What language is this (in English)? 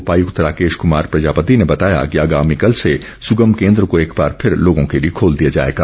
Hindi